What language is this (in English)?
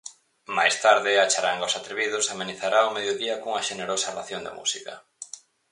Galician